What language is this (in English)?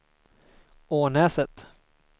Swedish